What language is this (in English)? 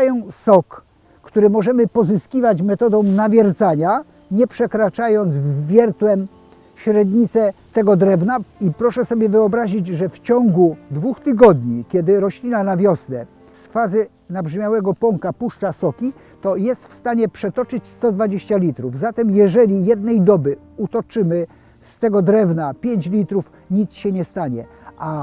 Polish